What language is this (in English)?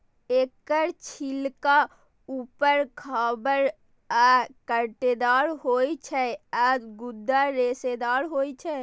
Maithili